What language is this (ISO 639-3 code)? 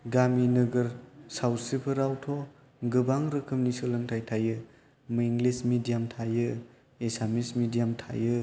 brx